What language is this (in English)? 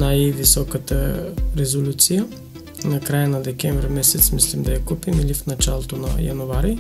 Bulgarian